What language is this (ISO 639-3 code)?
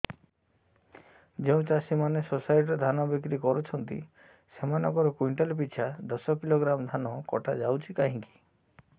ori